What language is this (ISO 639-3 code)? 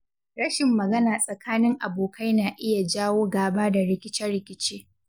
hau